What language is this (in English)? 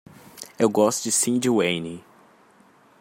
Portuguese